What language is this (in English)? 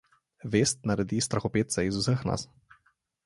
Slovenian